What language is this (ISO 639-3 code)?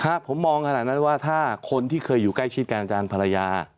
tha